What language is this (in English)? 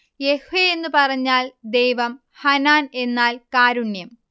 Malayalam